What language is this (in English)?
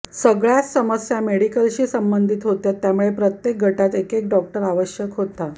Marathi